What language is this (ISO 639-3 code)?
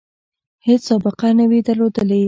pus